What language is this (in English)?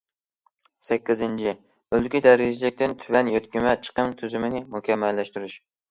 Uyghur